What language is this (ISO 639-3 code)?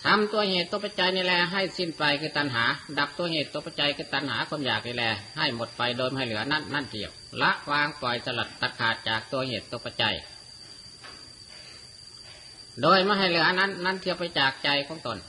tha